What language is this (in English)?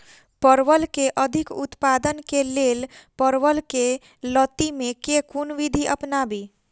Maithili